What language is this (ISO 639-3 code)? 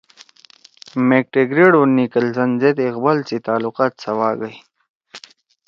trw